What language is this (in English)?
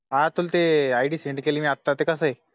Marathi